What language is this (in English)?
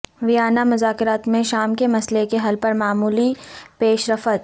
Urdu